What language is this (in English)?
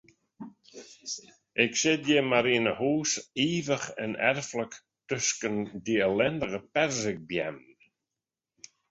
Western Frisian